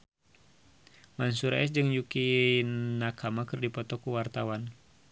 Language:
Sundanese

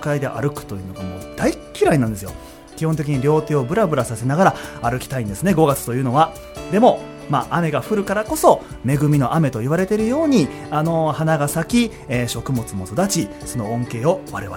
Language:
Japanese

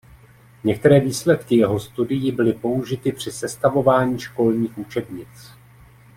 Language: Czech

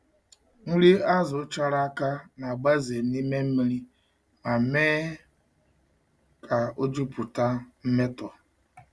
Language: Igbo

